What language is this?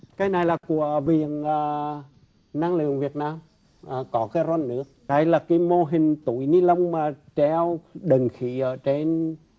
Vietnamese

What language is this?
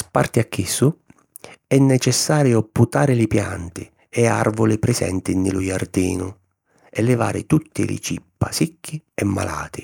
Sicilian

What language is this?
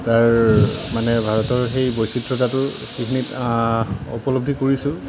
Assamese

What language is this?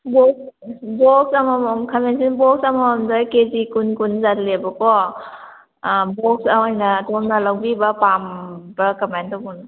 Manipuri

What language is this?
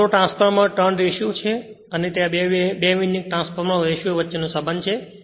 Gujarati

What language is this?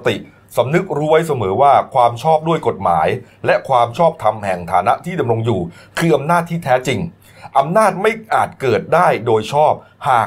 Thai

